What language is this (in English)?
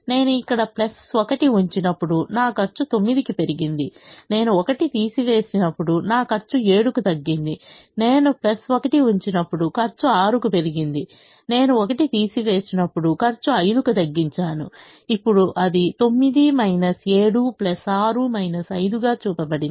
Telugu